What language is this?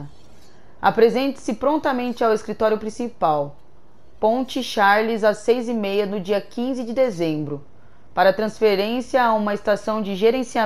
Portuguese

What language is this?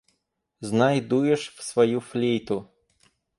Russian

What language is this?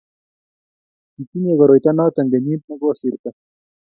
Kalenjin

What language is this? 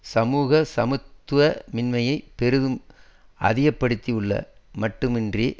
Tamil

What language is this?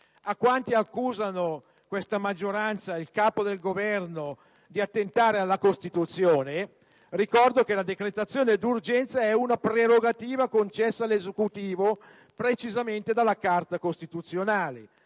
Italian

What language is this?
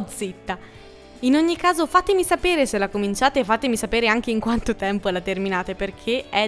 Italian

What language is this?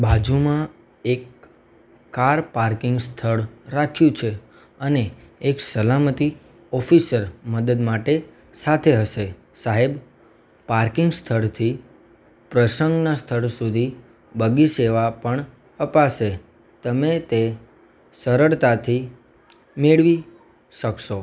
Gujarati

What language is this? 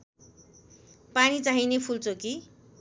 Nepali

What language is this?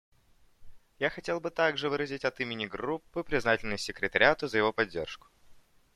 Russian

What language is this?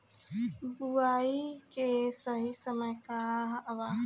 Bhojpuri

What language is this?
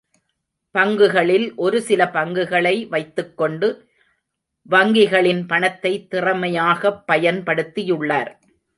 Tamil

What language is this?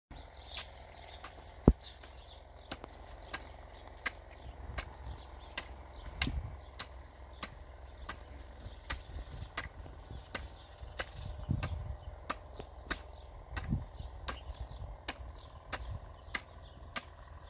Turkish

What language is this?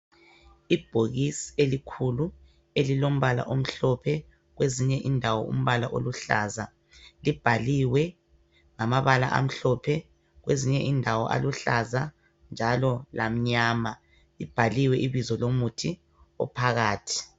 North Ndebele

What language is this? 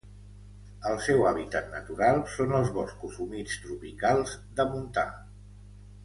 Catalan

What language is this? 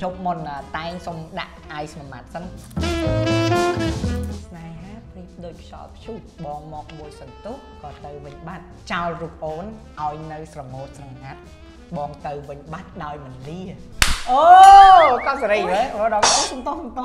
Thai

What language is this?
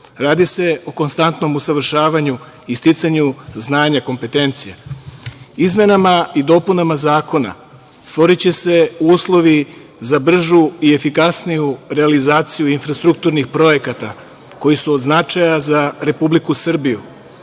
Serbian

